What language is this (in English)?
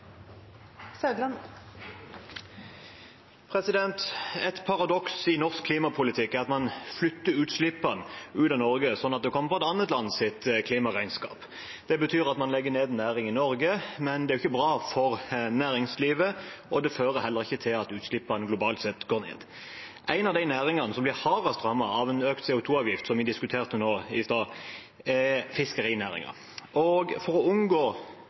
Norwegian